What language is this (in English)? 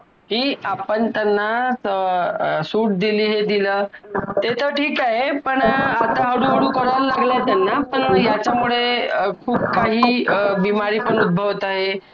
Marathi